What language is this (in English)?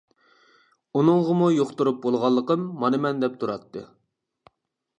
Uyghur